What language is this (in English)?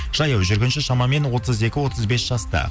Kazakh